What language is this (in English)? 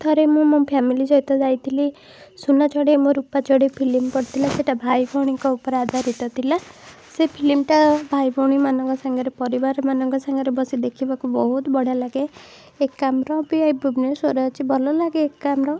Odia